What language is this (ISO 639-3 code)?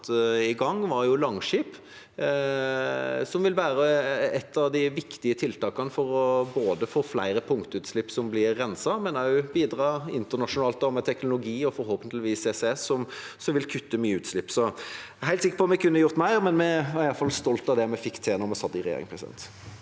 nor